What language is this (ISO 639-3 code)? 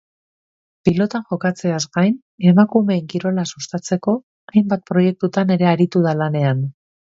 eus